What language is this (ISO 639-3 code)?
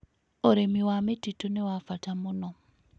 kik